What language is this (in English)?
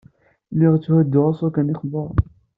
Kabyle